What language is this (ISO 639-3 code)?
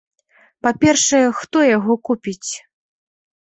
bel